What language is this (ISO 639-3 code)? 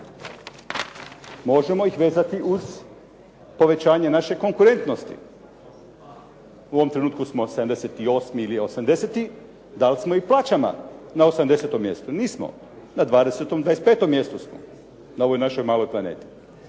hrv